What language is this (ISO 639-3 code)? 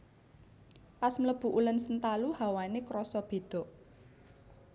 jav